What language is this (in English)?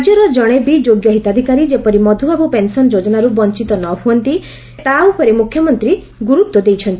Odia